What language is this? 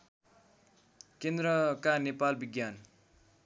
Nepali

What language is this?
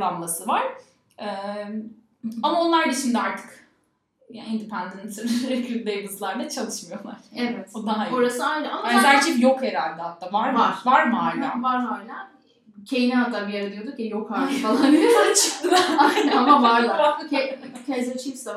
Turkish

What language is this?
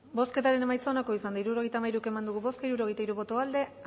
Basque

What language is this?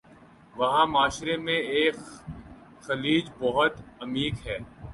Urdu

